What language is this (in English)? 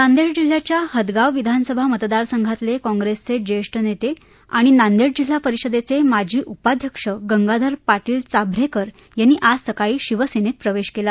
Marathi